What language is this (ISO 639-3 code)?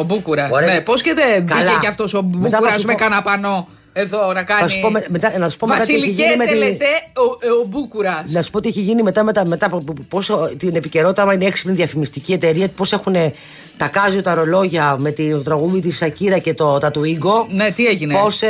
ell